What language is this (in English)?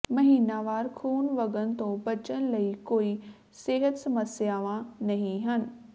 Punjabi